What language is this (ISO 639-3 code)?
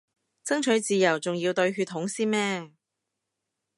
yue